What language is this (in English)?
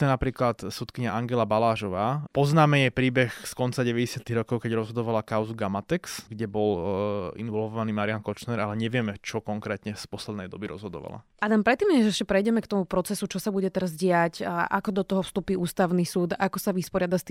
Slovak